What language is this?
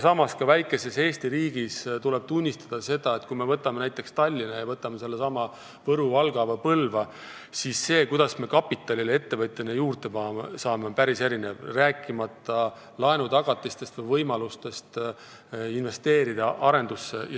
Estonian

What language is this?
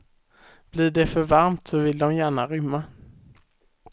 Swedish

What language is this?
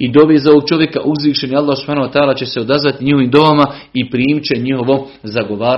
Croatian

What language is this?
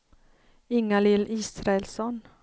Swedish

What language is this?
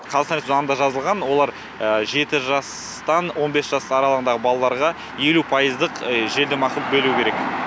Kazakh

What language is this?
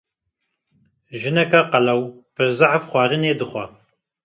Kurdish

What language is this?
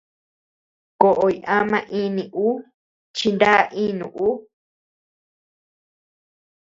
Tepeuxila Cuicatec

